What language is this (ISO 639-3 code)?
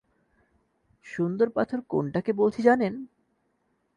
ben